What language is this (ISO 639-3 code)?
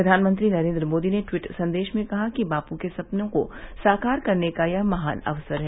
hin